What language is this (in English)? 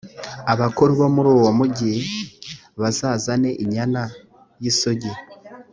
Kinyarwanda